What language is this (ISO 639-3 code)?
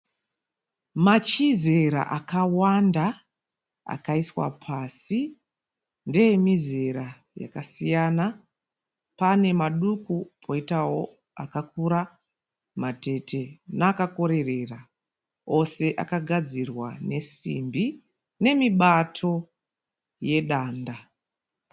sna